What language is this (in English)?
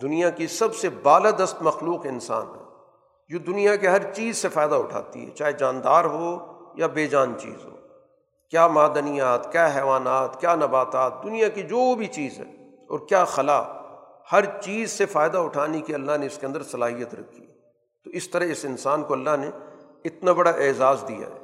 Urdu